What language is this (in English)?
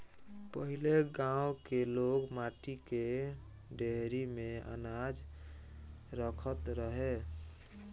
Bhojpuri